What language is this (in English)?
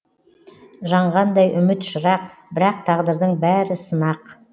Kazakh